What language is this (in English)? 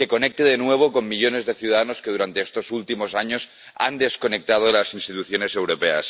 Spanish